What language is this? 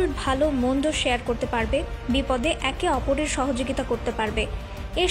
Bangla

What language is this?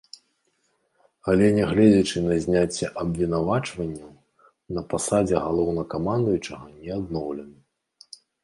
Belarusian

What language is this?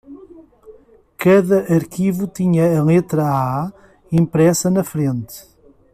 Portuguese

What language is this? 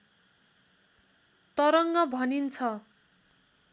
Nepali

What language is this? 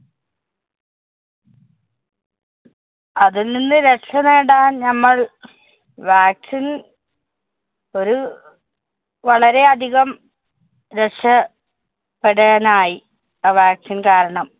Malayalam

